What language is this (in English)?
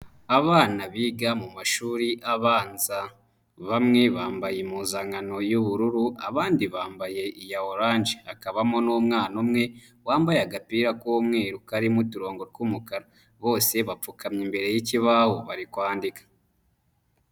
Kinyarwanda